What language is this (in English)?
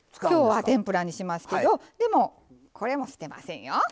Japanese